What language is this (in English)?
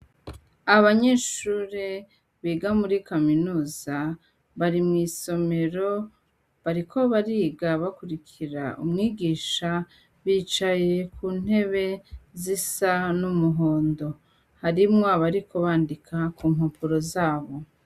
Rundi